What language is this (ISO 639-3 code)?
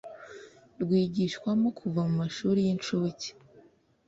kin